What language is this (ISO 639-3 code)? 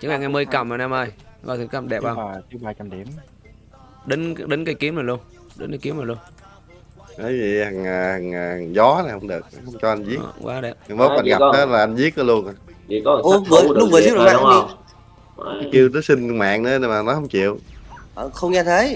vie